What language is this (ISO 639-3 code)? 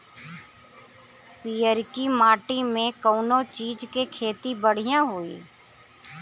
bho